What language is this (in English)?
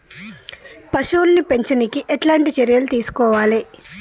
Telugu